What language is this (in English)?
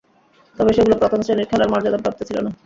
Bangla